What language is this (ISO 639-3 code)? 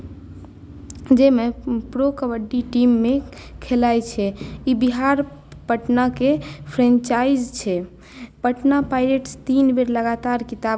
mai